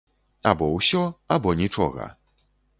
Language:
Belarusian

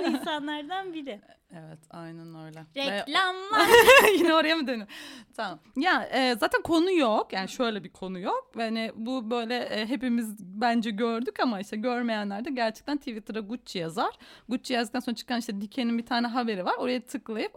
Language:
Turkish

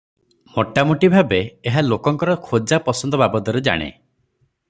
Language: Odia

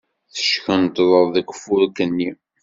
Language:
Kabyle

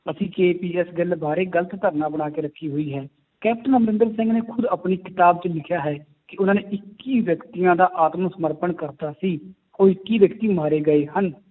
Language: Punjabi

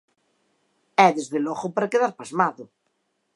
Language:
Galician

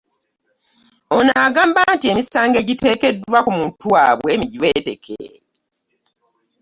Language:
Ganda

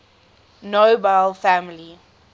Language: English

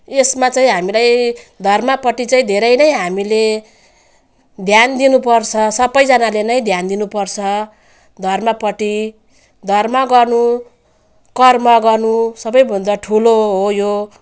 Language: Nepali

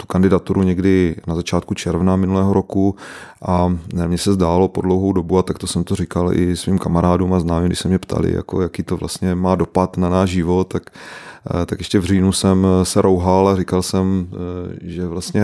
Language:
Czech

